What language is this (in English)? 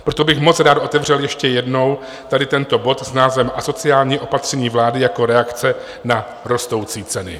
Czech